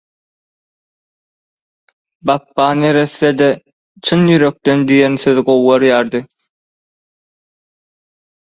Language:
Turkmen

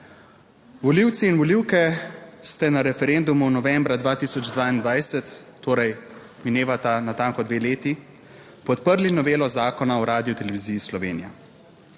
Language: Slovenian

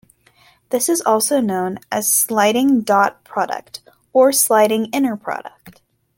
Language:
English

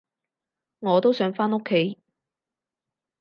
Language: Cantonese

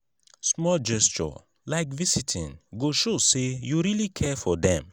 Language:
Nigerian Pidgin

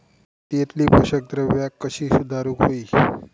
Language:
Marathi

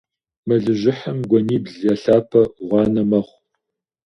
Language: Kabardian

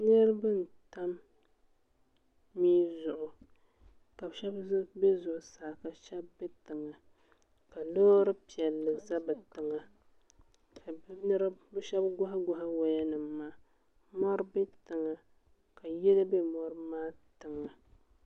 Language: Dagbani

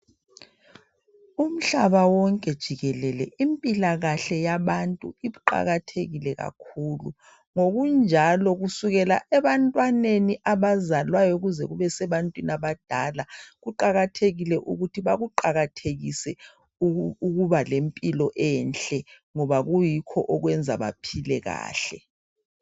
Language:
North Ndebele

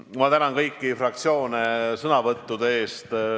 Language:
Estonian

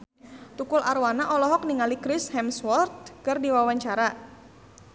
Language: Sundanese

